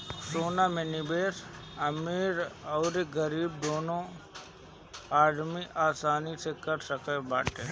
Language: Bhojpuri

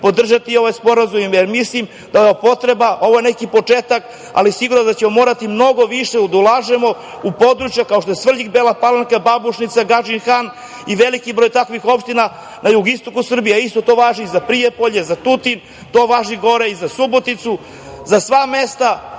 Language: Serbian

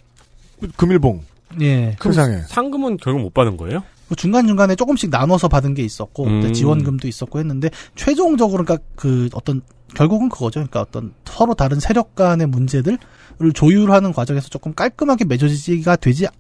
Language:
Korean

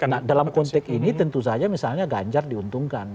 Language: Indonesian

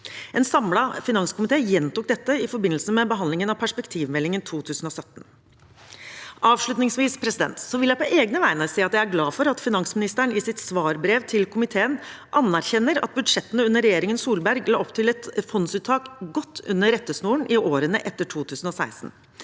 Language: Norwegian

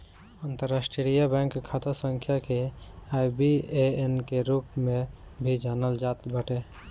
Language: Bhojpuri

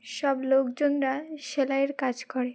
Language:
Bangla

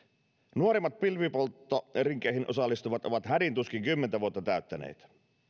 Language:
Finnish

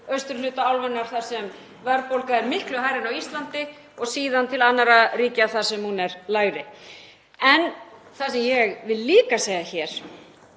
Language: Icelandic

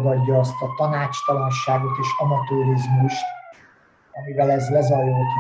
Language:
Hungarian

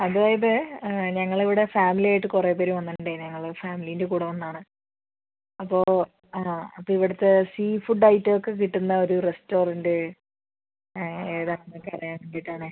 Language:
Malayalam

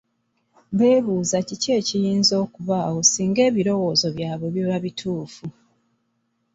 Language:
Ganda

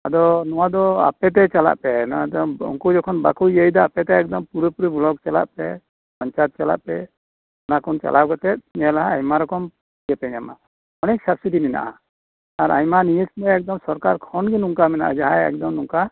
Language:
Santali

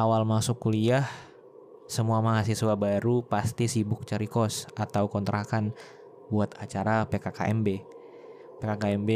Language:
Indonesian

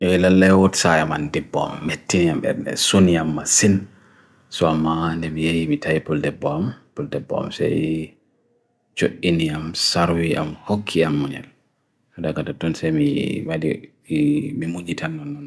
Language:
Bagirmi Fulfulde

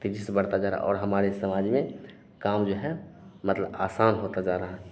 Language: Hindi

